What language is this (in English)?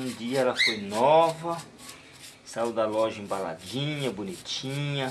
Portuguese